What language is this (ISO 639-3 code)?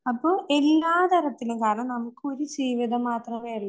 mal